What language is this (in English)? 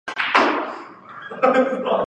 Chinese